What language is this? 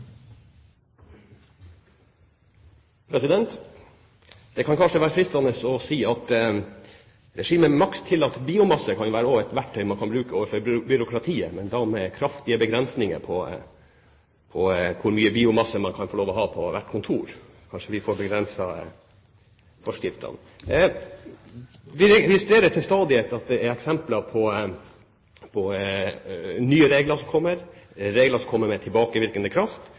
Norwegian Bokmål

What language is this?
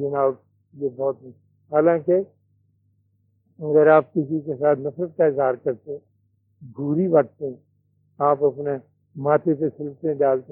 Urdu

